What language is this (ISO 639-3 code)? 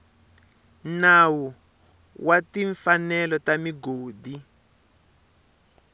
tso